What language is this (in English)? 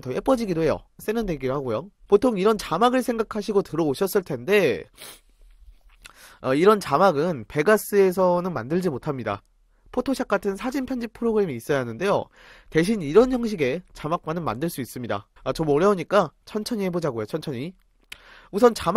Korean